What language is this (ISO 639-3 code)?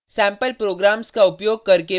hin